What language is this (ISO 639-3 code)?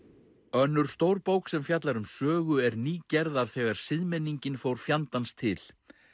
isl